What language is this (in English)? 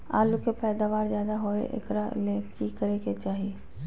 Magahi